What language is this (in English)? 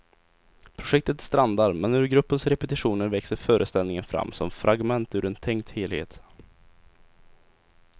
Swedish